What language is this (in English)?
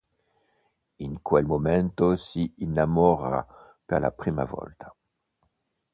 Italian